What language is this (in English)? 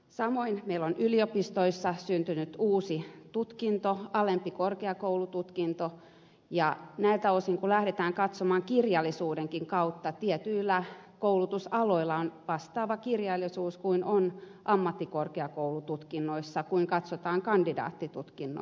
Finnish